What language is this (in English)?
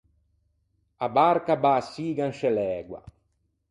Ligurian